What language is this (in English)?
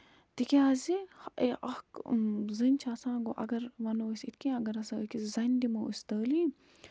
Kashmiri